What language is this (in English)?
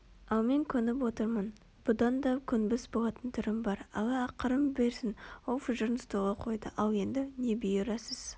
Kazakh